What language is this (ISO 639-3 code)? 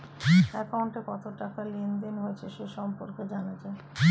ben